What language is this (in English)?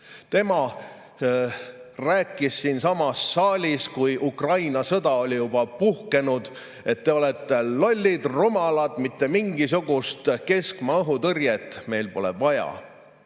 Estonian